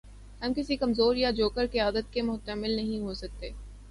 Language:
Urdu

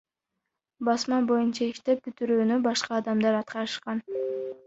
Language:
Kyrgyz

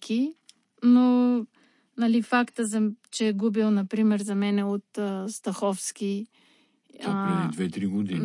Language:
Bulgarian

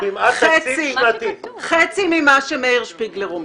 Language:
Hebrew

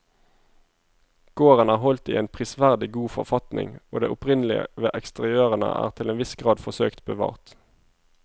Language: Norwegian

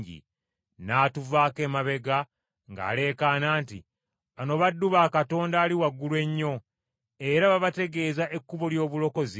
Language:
Ganda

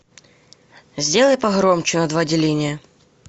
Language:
Russian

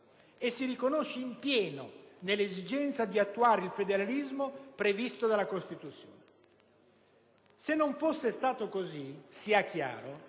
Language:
Italian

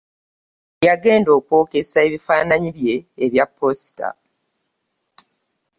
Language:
Ganda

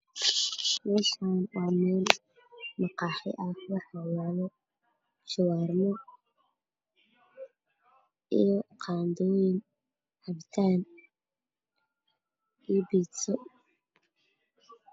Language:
Somali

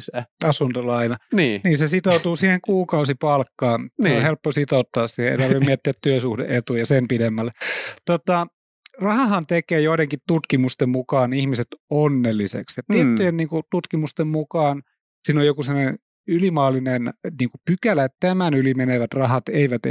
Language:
Finnish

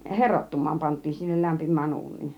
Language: Finnish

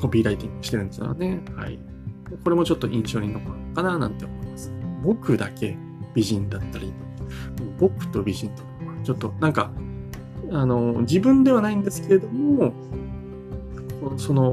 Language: Japanese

